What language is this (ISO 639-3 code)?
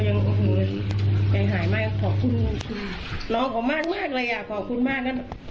tha